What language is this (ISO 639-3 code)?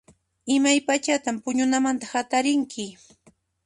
qxp